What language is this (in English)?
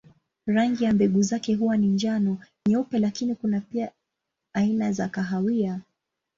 Swahili